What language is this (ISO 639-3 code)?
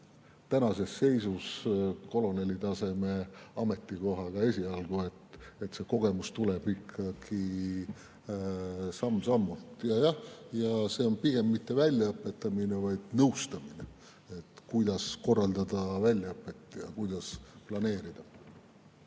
est